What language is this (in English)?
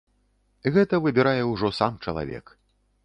Belarusian